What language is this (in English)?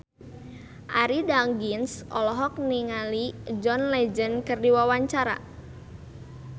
Sundanese